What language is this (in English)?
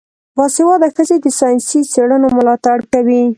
Pashto